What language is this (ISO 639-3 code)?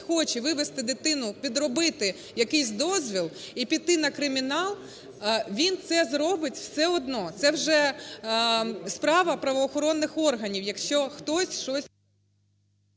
ukr